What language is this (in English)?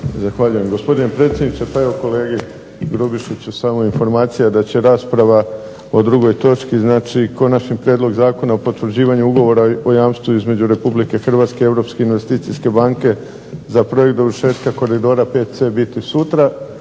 Croatian